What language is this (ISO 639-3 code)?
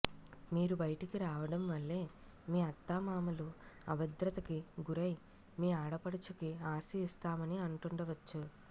tel